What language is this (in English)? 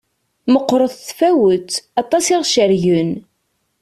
Kabyle